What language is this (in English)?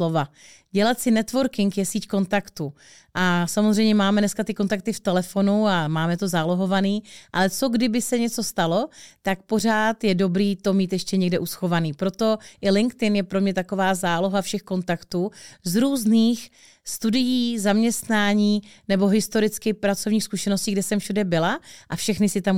Czech